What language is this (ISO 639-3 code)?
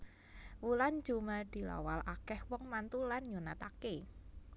jav